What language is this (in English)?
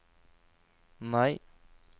Norwegian